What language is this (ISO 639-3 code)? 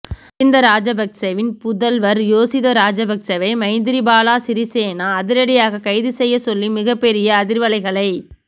tam